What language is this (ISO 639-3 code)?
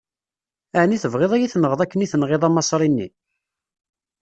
kab